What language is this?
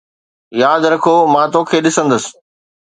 Sindhi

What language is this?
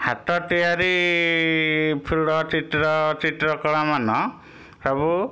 Odia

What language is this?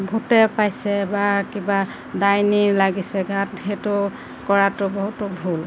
Assamese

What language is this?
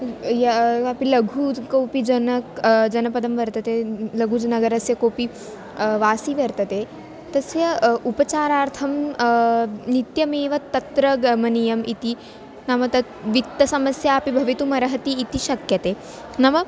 Sanskrit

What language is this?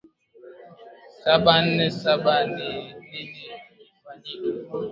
Swahili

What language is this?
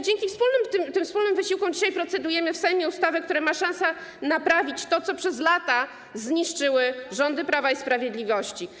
Polish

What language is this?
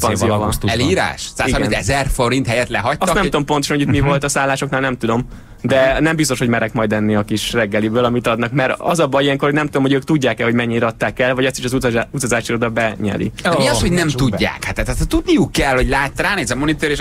Hungarian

